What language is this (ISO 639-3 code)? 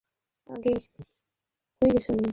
ben